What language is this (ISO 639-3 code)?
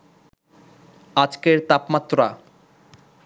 ben